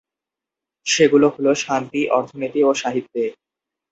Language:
Bangla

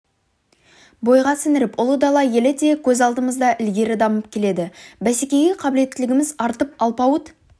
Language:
Kazakh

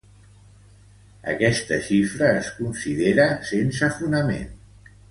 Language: Catalan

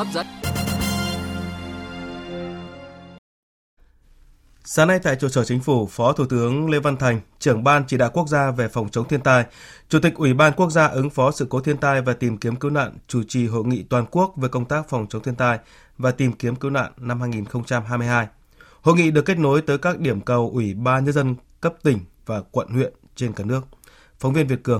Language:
Vietnamese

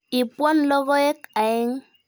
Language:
Kalenjin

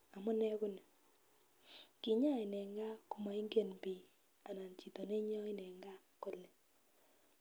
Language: Kalenjin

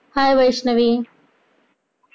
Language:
Marathi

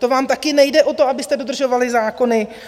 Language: Czech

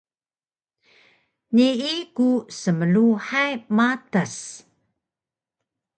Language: Taroko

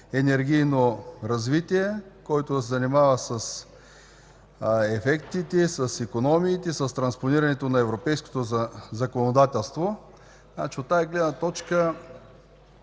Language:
Bulgarian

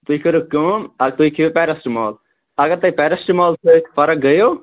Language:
Kashmiri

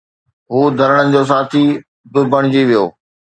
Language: Sindhi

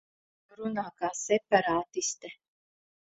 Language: Latvian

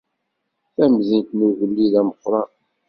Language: Kabyle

